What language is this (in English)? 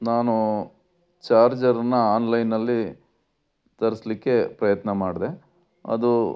Kannada